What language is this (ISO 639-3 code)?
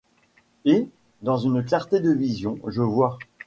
fra